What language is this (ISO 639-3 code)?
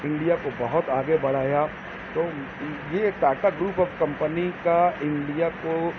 urd